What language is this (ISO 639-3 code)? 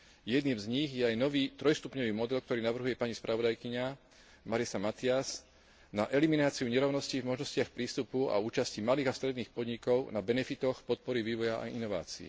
slk